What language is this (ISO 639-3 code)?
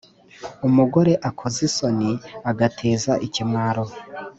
kin